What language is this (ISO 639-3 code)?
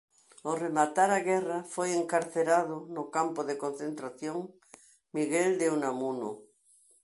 glg